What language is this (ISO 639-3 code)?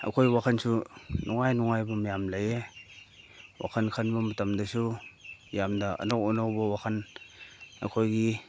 mni